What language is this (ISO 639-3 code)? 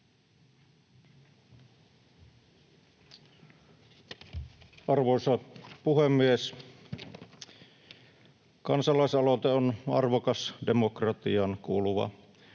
fin